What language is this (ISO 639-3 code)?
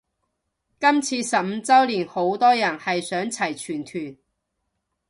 yue